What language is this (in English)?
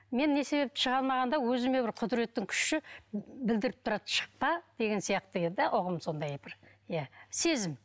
Kazakh